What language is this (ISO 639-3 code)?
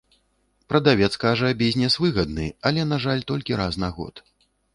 bel